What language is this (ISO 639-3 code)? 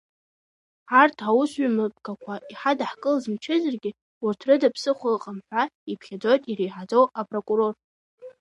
abk